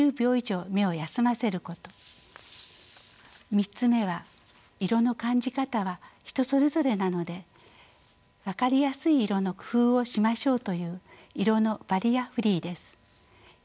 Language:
Japanese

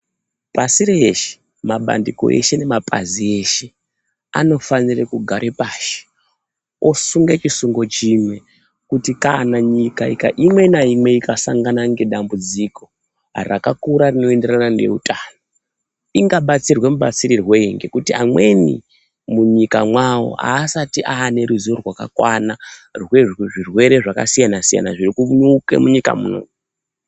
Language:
Ndau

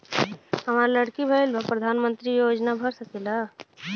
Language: Bhojpuri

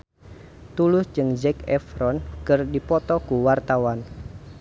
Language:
Sundanese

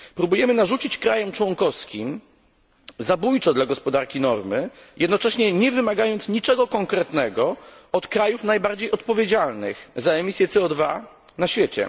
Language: Polish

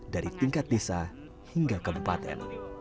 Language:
Indonesian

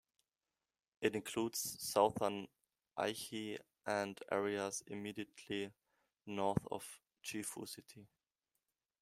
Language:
English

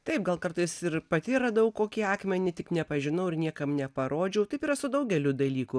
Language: Lithuanian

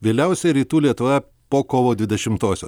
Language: Lithuanian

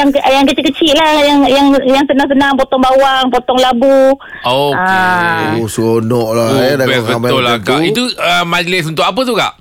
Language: Malay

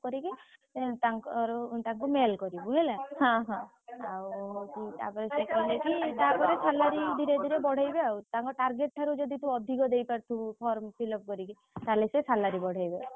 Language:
Odia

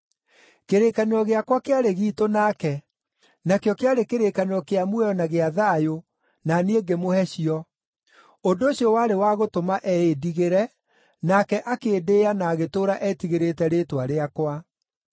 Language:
Kikuyu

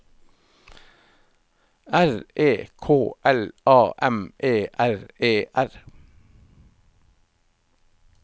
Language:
Norwegian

